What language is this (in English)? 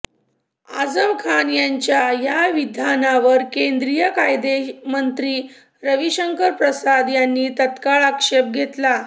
Marathi